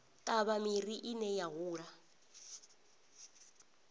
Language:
Venda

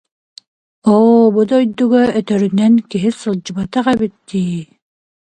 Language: Yakut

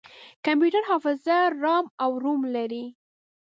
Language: Pashto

